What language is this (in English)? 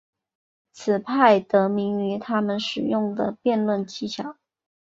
Chinese